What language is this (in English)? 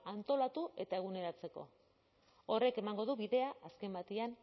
Basque